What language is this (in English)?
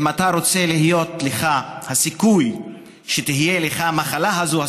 Hebrew